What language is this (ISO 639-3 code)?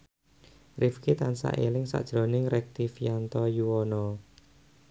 jav